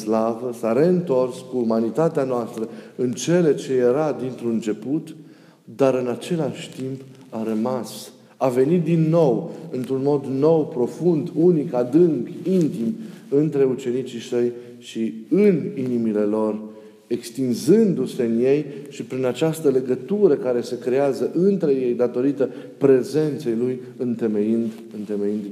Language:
Romanian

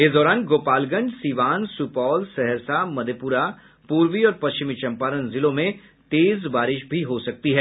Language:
Hindi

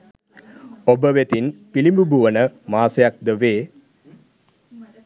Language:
Sinhala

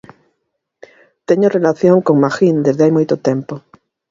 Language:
Galician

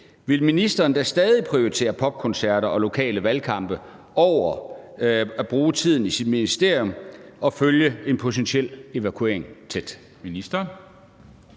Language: Danish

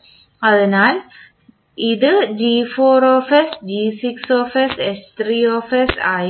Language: Malayalam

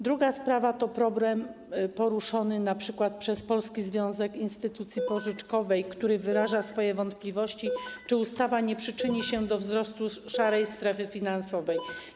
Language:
Polish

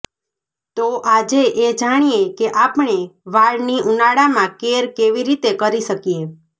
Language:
Gujarati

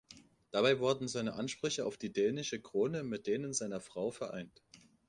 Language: German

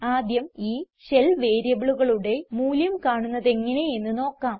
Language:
Malayalam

